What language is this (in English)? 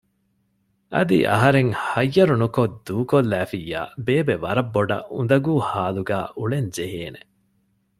Divehi